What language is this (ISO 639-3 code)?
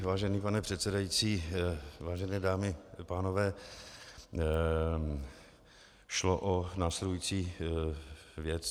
ces